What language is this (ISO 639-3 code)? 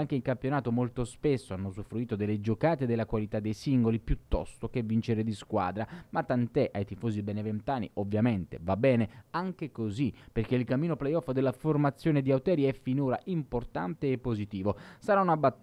ita